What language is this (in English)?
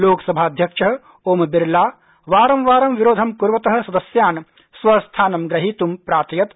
Sanskrit